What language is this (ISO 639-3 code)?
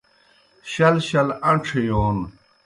plk